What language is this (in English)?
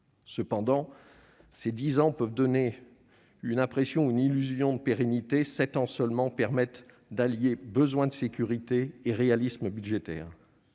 French